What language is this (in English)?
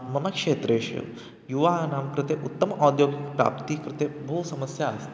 Sanskrit